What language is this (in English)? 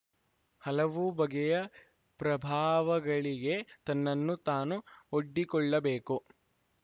Kannada